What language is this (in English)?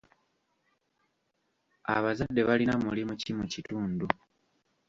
Ganda